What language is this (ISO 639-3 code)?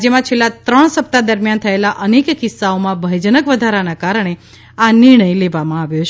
guj